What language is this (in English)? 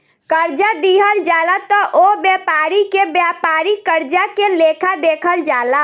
Bhojpuri